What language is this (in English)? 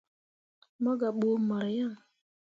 Mundang